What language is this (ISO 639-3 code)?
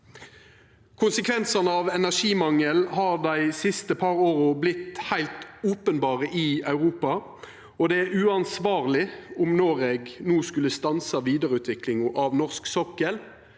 nor